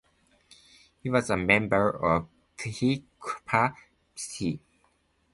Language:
English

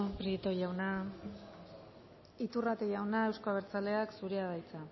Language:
Basque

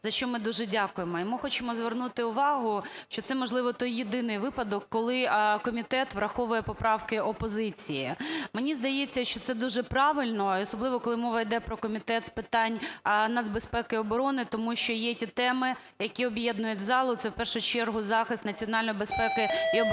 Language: Ukrainian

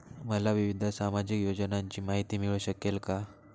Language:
Marathi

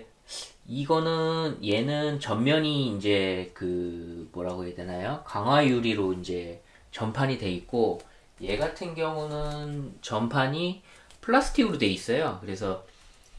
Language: Korean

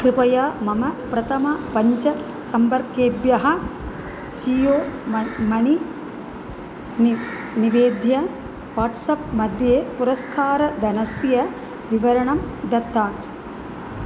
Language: Sanskrit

